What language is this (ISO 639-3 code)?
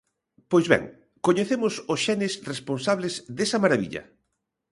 glg